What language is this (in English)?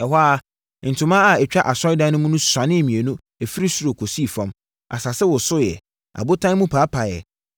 Akan